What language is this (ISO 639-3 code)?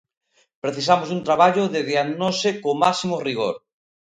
glg